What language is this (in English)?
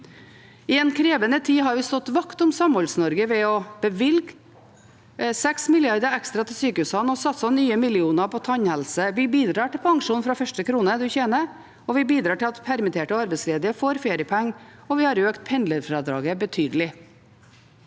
Norwegian